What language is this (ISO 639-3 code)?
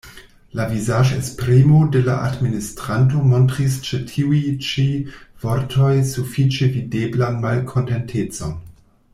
epo